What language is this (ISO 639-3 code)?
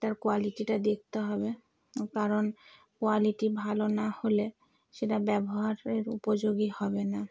ben